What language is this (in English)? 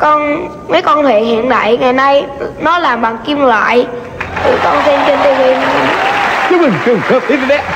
Vietnamese